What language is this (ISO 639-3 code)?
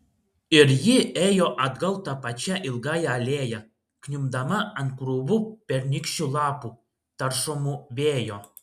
lit